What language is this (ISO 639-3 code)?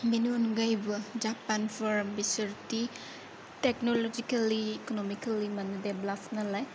brx